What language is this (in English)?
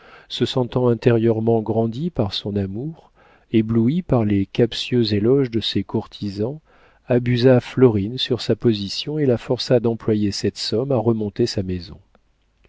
French